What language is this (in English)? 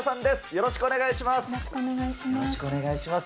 Japanese